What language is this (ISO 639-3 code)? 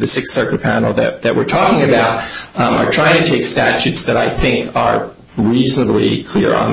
eng